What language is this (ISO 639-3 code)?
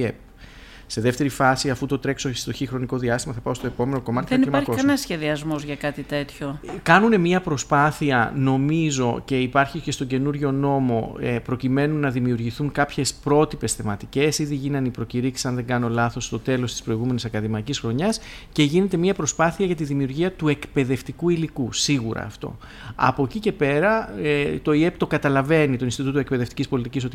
ell